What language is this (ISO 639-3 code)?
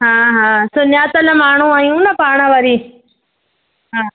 snd